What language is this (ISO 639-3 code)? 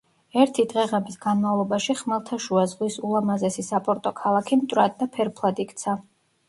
kat